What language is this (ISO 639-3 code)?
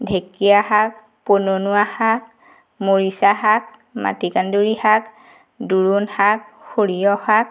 asm